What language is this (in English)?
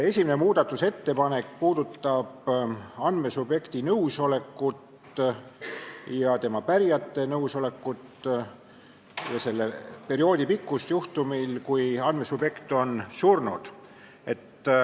Estonian